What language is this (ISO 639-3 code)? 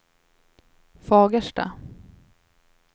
swe